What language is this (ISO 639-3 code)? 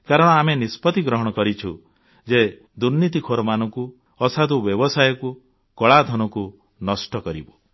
ori